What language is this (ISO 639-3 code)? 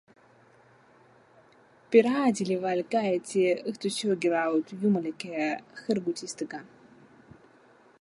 est